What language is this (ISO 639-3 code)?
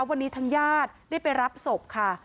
tha